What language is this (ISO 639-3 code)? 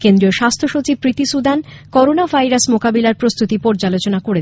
ben